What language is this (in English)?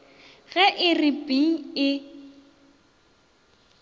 Northern Sotho